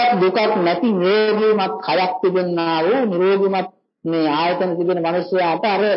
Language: Vietnamese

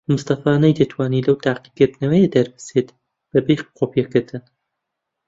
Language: Central Kurdish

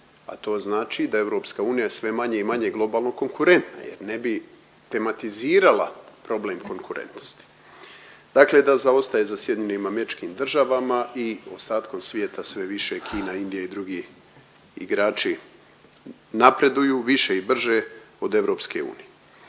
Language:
Croatian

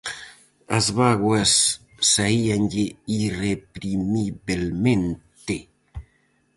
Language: Galician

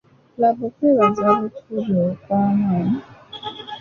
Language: Ganda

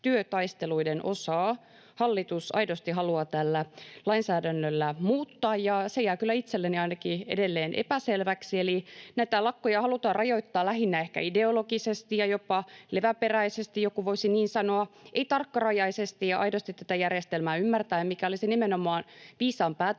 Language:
Finnish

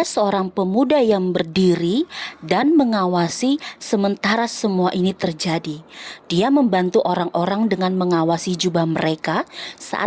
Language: Indonesian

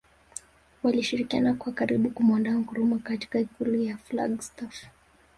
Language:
Swahili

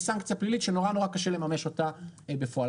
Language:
Hebrew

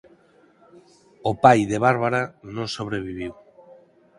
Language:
Galician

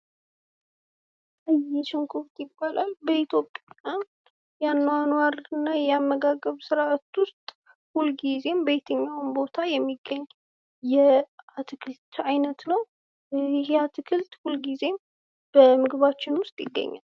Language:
Amharic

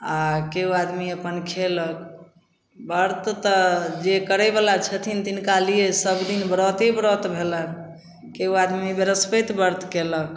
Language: Maithili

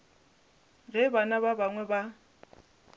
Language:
Northern Sotho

